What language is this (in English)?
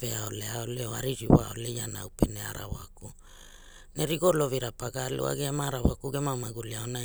Hula